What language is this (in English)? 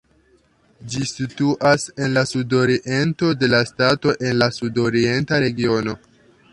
Esperanto